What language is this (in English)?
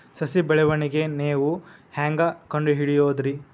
Kannada